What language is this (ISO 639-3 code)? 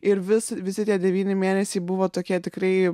lit